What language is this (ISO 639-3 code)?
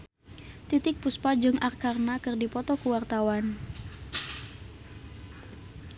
sun